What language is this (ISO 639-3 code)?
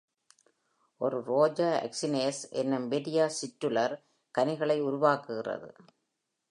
tam